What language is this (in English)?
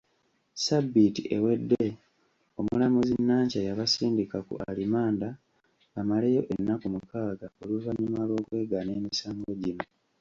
Ganda